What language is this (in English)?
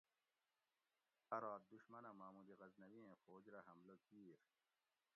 Gawri